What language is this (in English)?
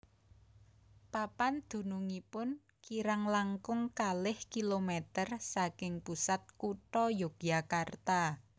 Javanese